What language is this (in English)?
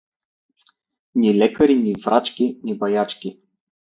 Bulgarian